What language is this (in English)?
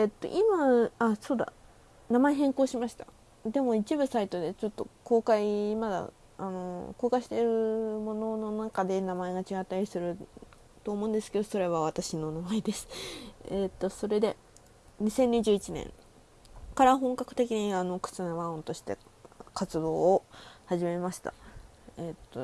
Japanese